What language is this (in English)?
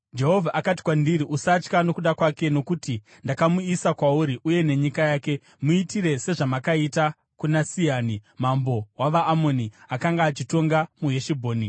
Shona